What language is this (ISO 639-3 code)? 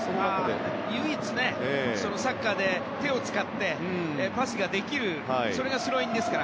jpn